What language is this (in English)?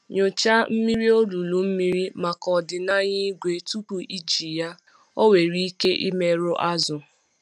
Igbo